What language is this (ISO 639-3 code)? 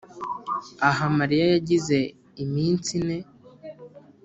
kin